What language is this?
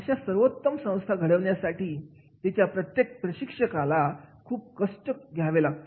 Marathi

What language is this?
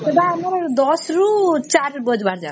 Odia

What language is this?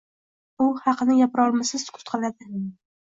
Uzbek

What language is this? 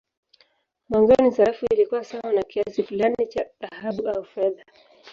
Swahili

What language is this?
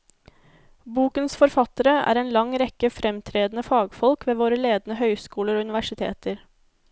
Norwegian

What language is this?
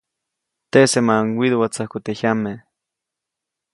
Copainalá Zoque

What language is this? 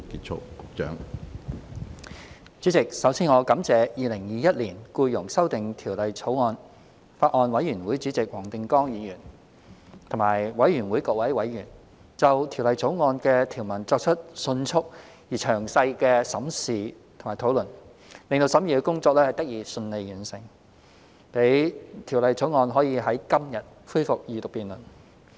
Cantonese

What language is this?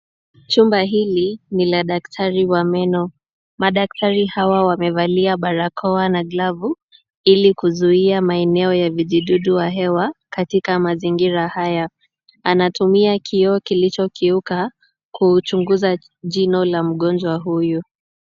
Swahili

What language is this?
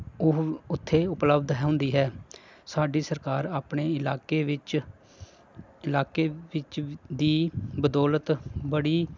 Punjabi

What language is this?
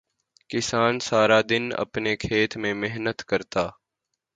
Urdu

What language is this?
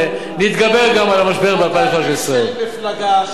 Hebrew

